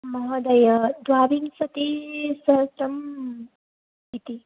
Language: Sanskrit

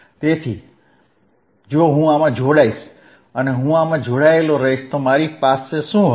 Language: Gujarati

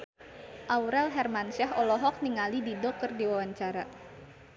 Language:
Sundanese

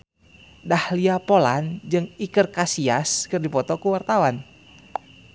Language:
Sundanese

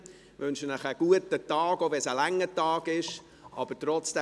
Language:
Swiss German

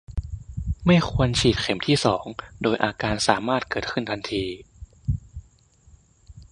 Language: Thai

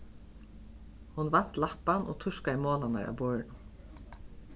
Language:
Faroese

